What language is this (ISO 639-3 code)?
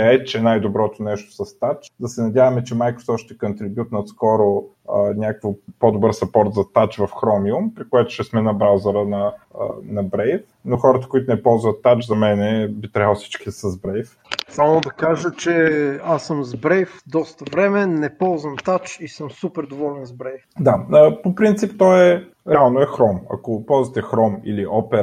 bul